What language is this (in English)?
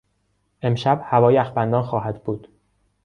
Persian